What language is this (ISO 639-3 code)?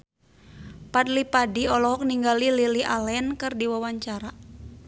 sun